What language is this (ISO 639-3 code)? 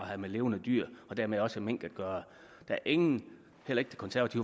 dan